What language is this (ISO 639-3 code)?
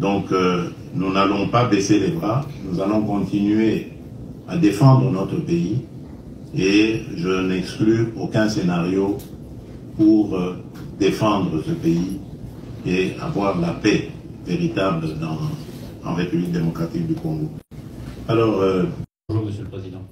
fra